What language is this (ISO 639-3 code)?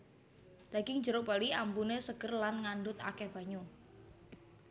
jav